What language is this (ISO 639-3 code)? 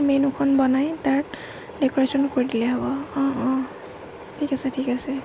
asm